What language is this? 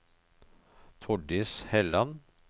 Norwegian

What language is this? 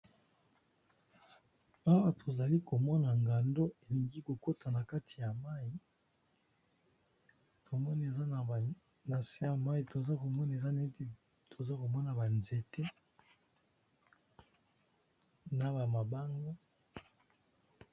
Lingala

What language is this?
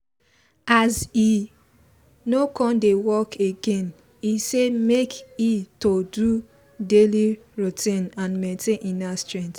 Nigerian Pidgin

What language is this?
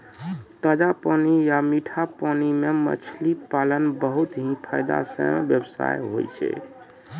Maithili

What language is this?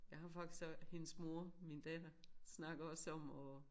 Danish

